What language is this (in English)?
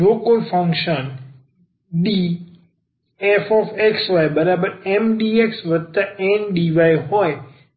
Gujarati